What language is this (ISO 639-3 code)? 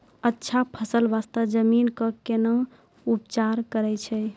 mai